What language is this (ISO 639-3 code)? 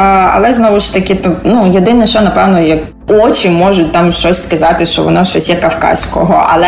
ukr